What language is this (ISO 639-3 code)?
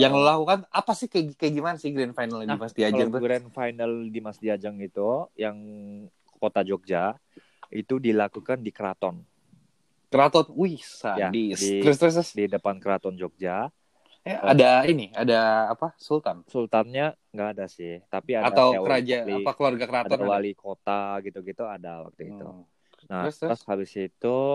ind